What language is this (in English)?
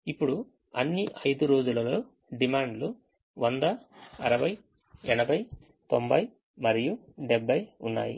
Telugu